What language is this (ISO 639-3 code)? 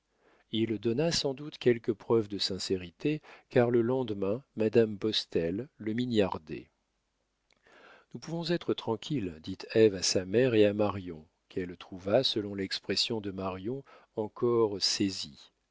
fra